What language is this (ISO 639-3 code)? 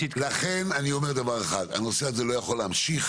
heb